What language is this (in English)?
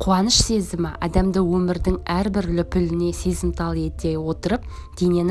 Turkish